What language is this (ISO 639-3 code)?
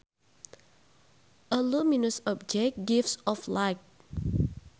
sun